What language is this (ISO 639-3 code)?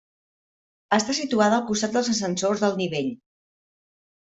cat